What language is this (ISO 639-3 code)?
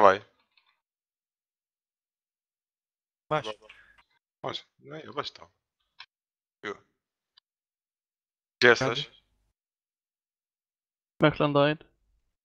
spa